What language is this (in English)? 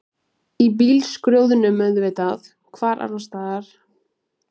Icelandic